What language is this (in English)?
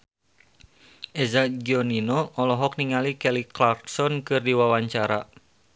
Sundanese